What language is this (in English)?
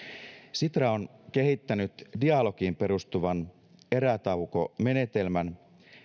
Finnish